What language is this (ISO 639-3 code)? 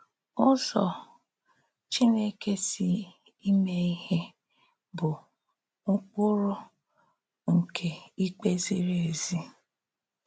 ibo